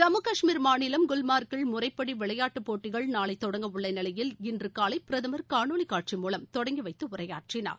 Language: Tamil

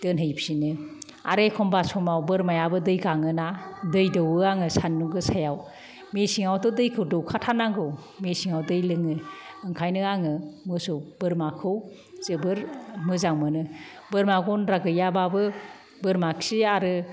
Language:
Bodo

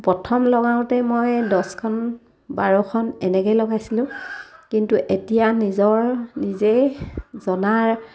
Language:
Assamese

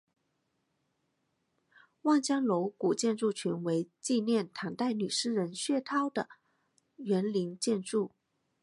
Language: Chinese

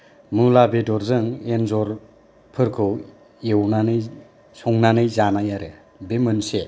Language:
Bodo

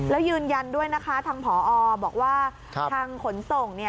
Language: Thai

